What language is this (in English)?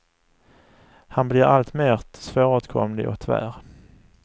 Swedish